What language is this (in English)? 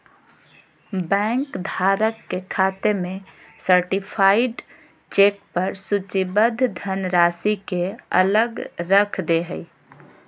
Magahi